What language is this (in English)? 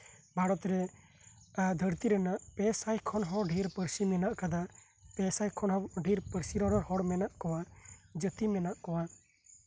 Santali